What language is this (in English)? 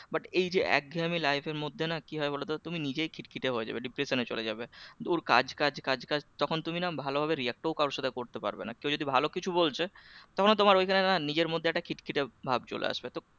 Bangla